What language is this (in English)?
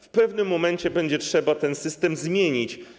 Polish